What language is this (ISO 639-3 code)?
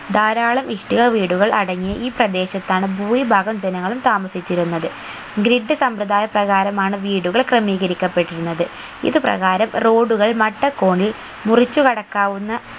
mal